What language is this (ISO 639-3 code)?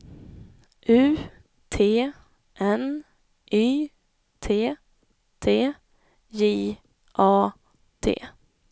swe